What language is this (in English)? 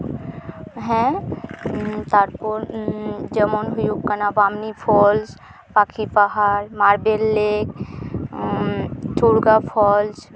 Santali